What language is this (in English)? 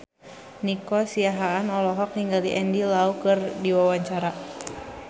Sundanese